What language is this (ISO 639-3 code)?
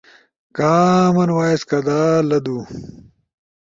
ush